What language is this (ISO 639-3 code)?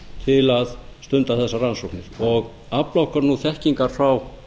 isl